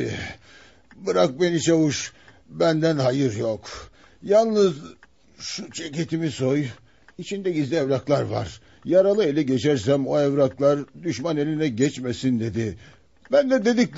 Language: Turkish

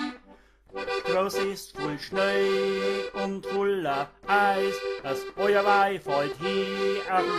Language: German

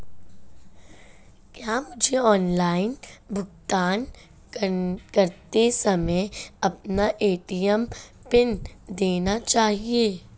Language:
Hindi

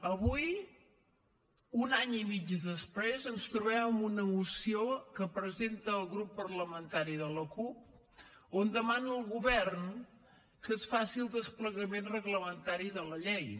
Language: Catalan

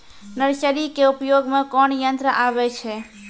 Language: Maithili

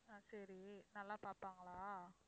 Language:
Tamil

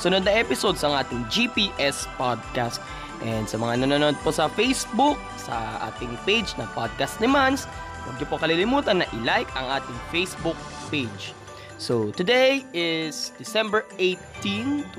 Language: Filipino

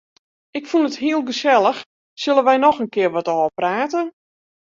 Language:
Western Frisian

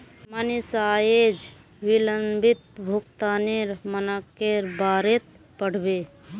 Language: Magahi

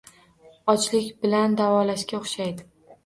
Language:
Uzbek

